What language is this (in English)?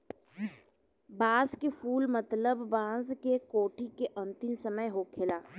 Bhojpuri